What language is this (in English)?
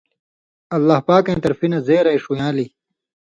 Indus Kohistani